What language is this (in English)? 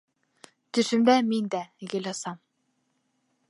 Bashkir